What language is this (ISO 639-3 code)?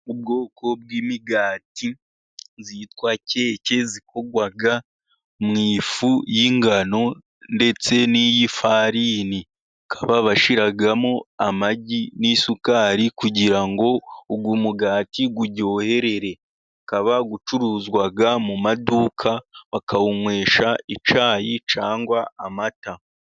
kin